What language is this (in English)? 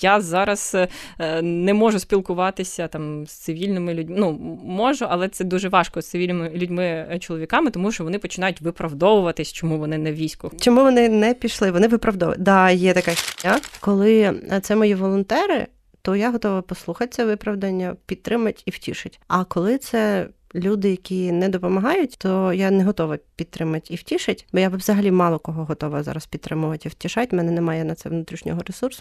Ukrainian